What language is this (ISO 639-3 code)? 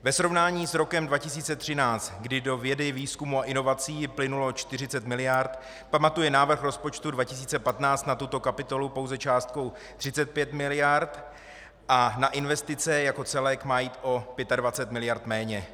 ces